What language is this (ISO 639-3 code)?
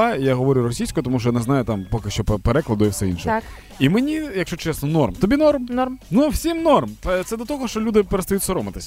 ukr